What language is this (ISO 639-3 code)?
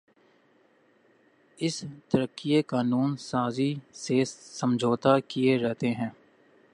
urd